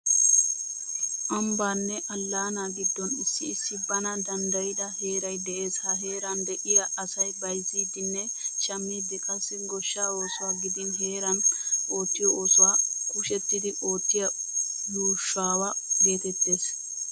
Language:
Wolaytta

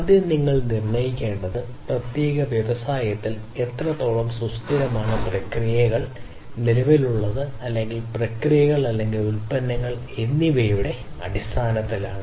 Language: Malayalam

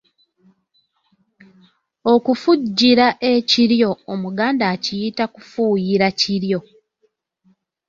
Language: Ganda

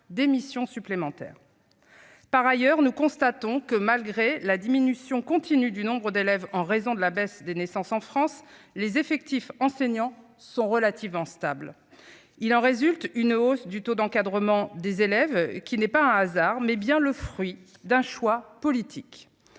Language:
French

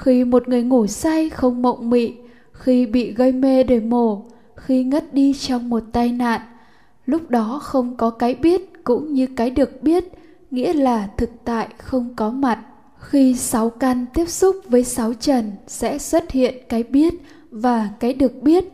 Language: Vietnamese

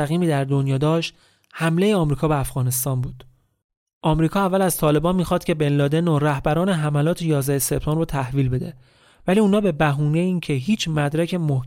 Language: Persian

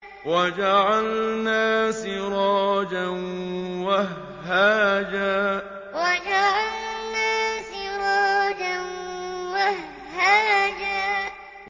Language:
Arabic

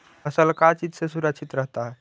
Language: Magahi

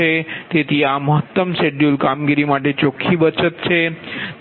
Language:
Gujarati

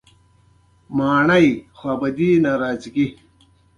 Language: Pashto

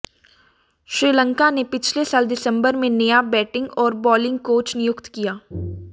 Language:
Hindi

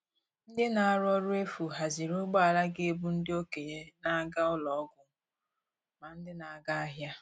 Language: Igbo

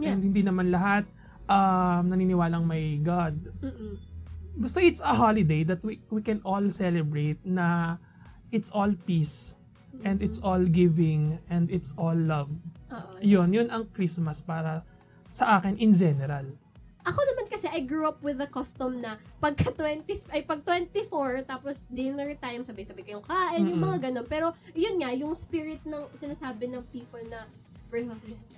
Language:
Filipino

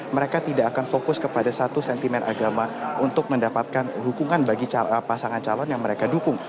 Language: Indonesian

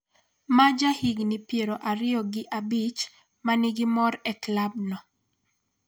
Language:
Luo (Kenya and Tanzania)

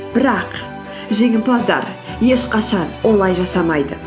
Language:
Kazakh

